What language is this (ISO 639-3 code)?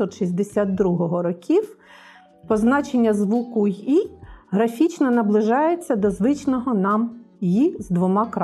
ukr